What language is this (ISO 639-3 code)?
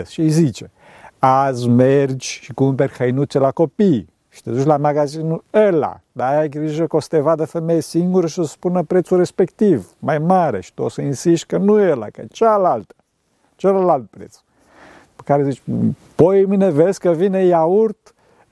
ron